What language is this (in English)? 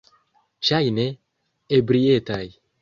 Esperanto